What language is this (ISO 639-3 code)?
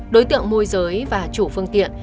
vie